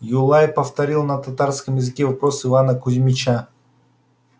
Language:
Russian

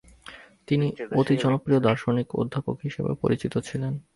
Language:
Bangla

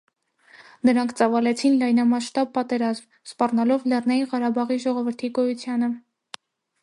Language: Armenian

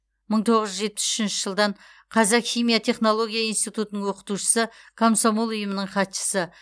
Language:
Kazakh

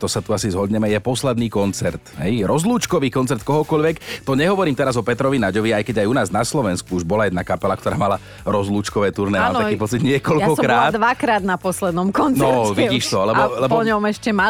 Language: Slovak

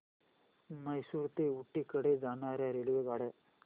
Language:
Marathi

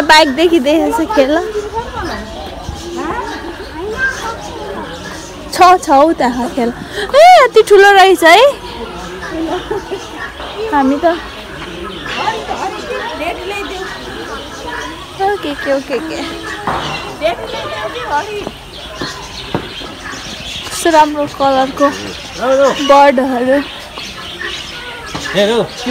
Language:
Korean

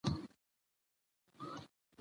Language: Pashto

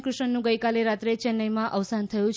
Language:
Gujarati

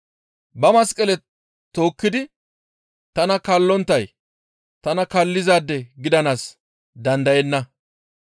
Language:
Gamo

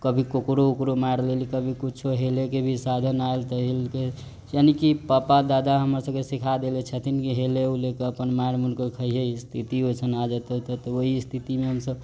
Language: Maithili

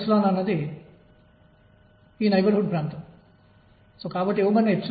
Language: Telugu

